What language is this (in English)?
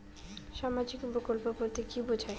Bangla